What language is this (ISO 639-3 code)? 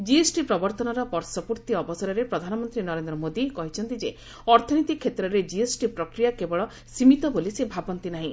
ori